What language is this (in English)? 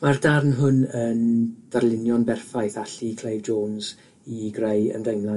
Welsh